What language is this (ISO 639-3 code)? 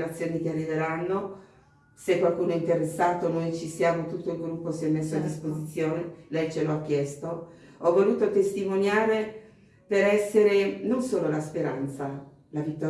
ita